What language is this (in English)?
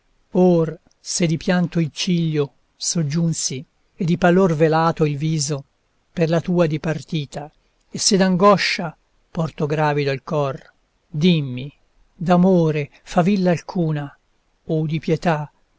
Italian